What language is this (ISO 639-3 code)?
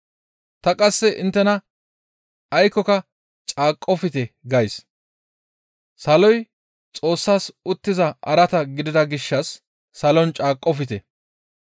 gmv